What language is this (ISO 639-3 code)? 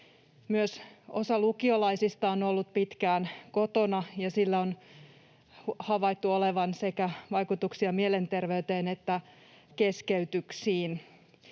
fin